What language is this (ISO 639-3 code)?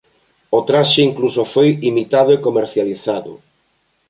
glg